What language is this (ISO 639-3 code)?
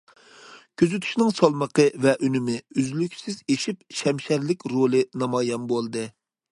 uig